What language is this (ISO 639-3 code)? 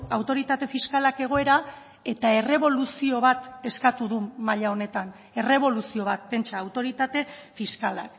eus